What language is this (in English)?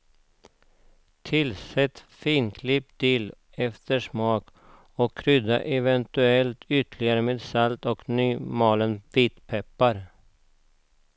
Swedish